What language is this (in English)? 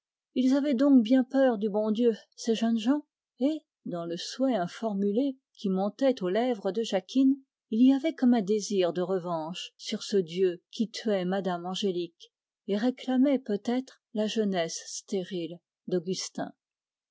French